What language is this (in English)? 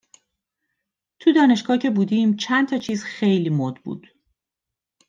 Persian